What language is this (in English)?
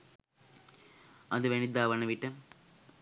Sinhala